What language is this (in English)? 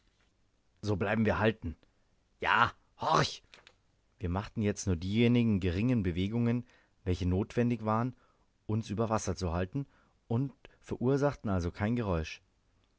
German